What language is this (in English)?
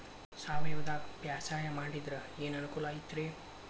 Kannada